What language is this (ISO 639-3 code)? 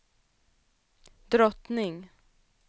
swe